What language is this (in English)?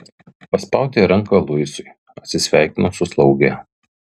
Lithuanian